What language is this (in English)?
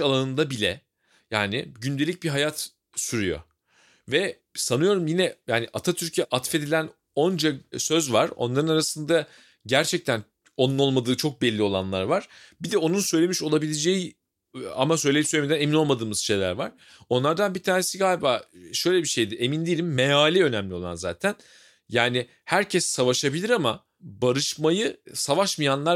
Turkish